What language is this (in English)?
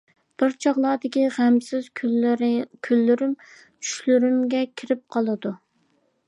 Uyghur